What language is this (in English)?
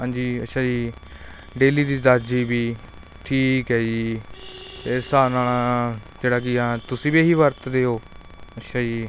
Punjabi